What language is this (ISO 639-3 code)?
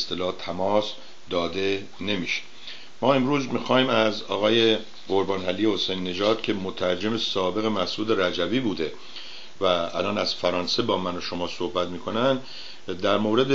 fas